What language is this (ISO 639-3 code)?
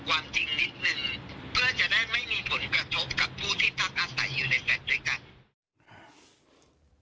tha